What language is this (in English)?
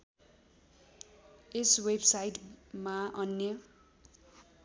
Nepali